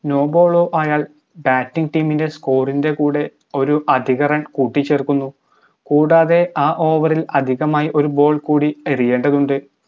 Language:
Malayalam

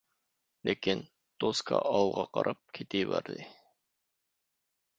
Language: Uyghur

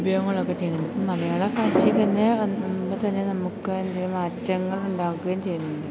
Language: Malayalam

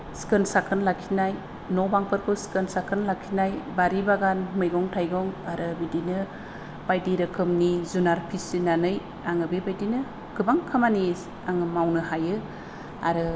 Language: Bodo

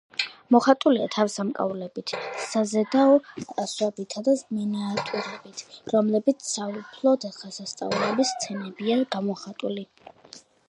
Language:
Georgian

